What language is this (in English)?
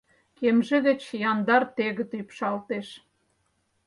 Mari